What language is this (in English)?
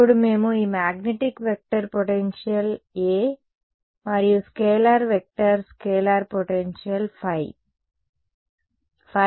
Telugu